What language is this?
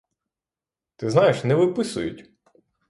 Ukrainian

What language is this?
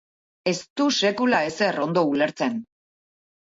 Basque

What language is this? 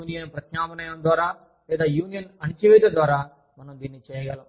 Telugu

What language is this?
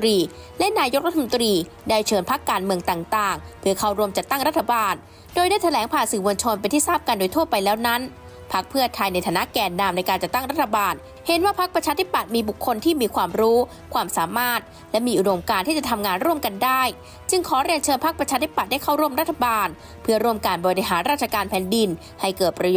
Thai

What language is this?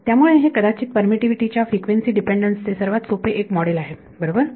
Marathi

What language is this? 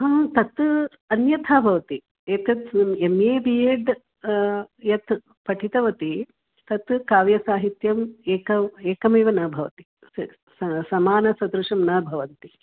Sanskrit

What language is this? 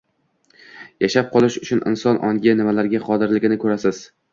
Uzbek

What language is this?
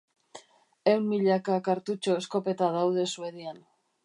Basque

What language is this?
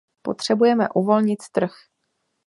Czech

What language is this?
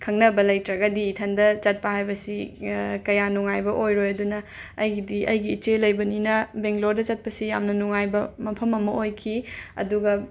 Manipuri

